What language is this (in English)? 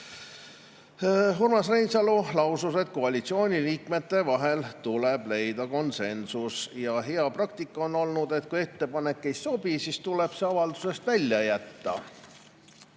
Estonian